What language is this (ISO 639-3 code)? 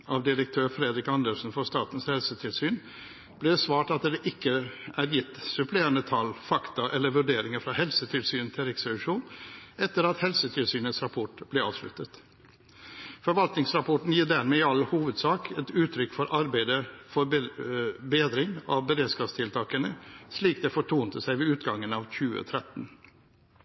nob